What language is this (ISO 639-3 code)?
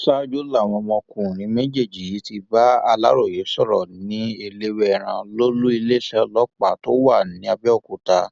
yor